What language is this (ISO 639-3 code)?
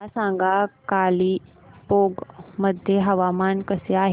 mar